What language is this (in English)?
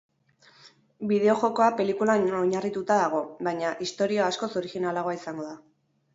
Basque